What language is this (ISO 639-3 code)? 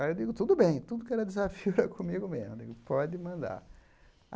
por